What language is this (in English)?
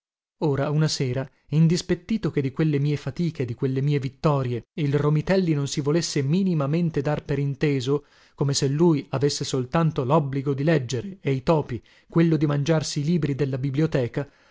Italian